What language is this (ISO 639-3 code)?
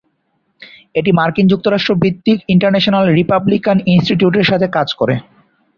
ben